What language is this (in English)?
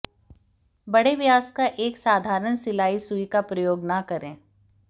Hindi